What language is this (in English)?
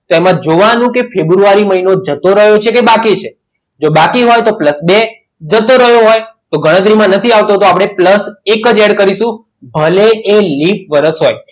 Gujarati